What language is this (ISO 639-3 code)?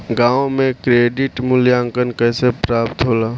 bho